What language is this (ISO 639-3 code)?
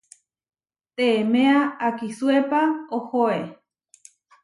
var